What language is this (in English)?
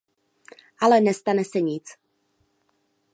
Czech